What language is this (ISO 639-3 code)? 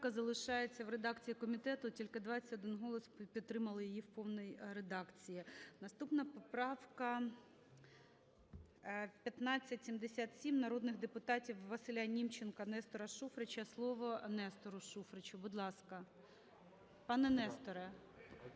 ukr